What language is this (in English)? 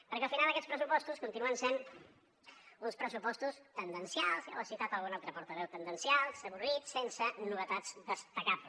Catalan